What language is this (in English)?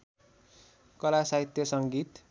Nepali